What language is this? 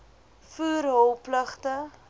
Afrikaans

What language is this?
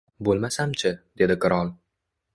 Uzbek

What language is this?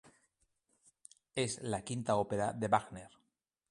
Spanish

